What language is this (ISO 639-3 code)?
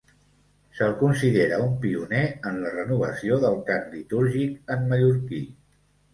cat